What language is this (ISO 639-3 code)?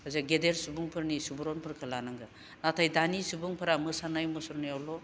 brx